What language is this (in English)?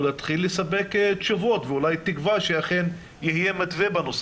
Hebrew